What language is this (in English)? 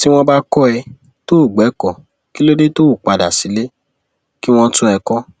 Yoruba